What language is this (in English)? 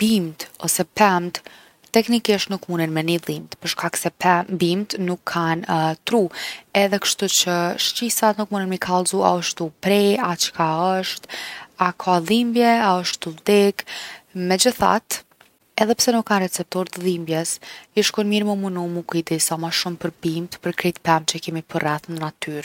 Gheg Albanian